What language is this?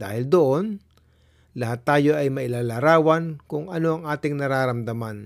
Filipino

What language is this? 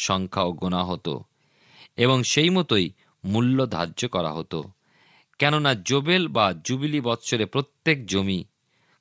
Bangla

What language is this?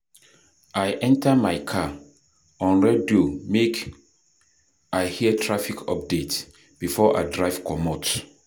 Nigerian Pidgin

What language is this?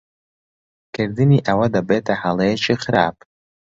Central Kurdish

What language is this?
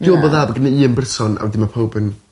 Welsh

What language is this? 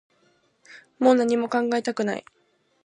Japanese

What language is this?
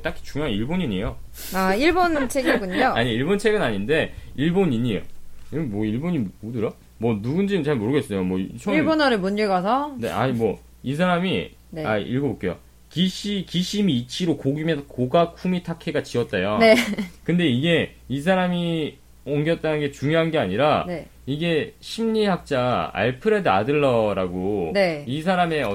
Korean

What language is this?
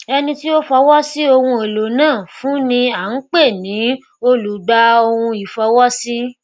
Yoruba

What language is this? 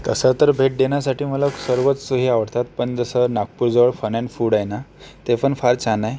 Marathi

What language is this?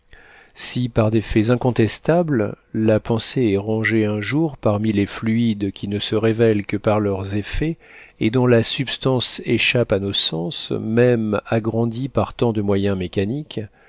French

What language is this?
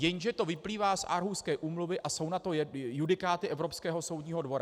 Czech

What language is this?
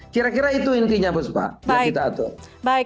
Indonesian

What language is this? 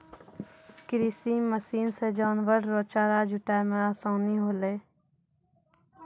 Maithili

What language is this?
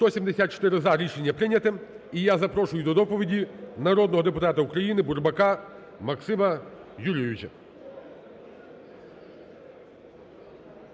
Ukrainian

